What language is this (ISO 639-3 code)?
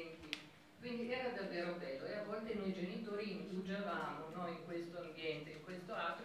ita